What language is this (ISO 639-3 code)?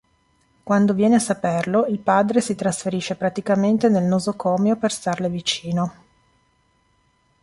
ita